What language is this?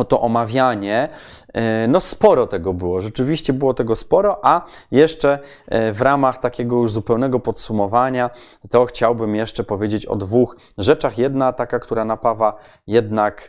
Polish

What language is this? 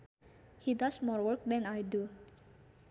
Sundanese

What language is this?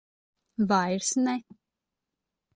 Latvian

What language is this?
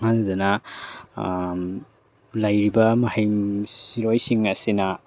Manipuri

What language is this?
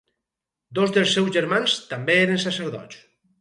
Catalan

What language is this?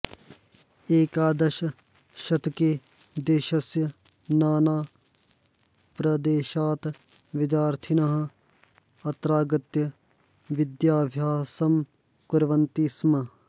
Sanskrit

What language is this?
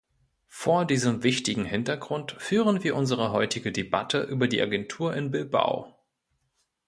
German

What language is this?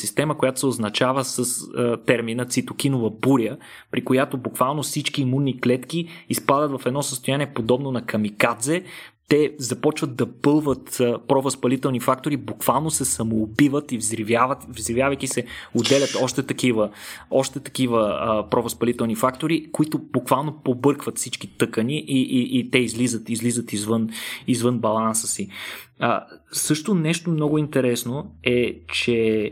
Bulgarian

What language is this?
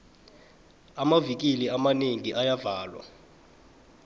South Ndebele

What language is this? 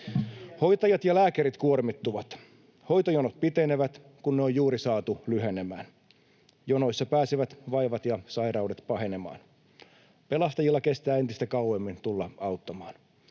Finnish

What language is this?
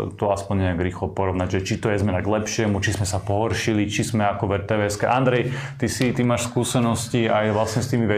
Slovak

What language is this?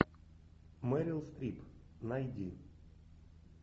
Russian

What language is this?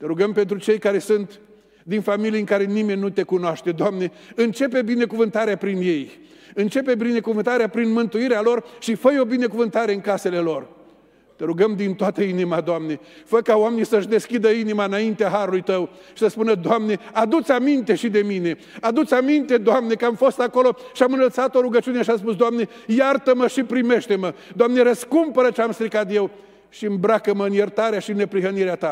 Romanian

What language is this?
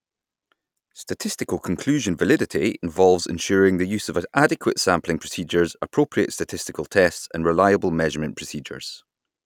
English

